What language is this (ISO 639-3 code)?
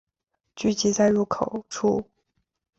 zho